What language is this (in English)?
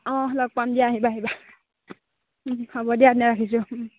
Assamese